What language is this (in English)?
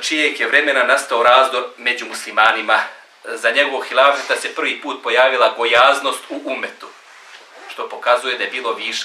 Danish